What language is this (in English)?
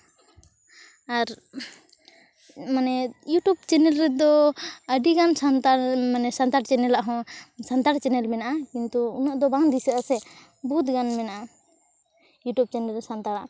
Santali